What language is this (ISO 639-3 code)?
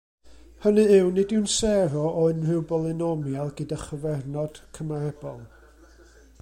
cym